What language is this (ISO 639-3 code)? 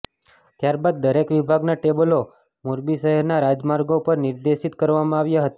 guj